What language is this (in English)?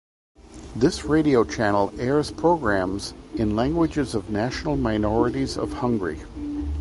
English